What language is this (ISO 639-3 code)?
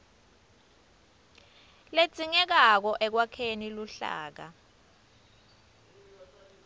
ssw